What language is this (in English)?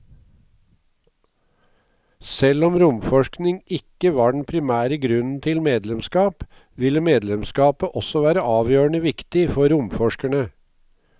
Norwegian